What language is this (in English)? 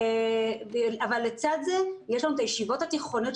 Hebrew